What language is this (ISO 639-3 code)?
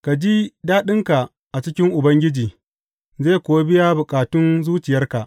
hau